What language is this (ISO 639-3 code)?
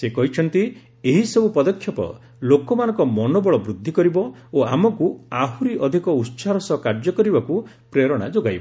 ori